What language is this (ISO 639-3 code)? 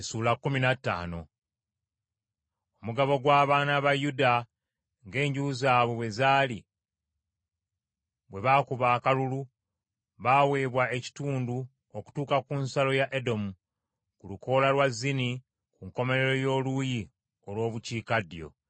lug